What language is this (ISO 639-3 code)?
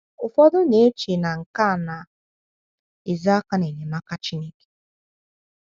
ibo